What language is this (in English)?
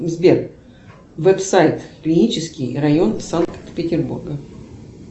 Russian